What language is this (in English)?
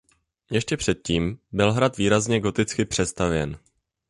Czech